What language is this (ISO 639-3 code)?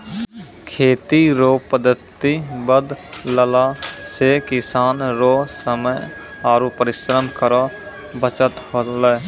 mai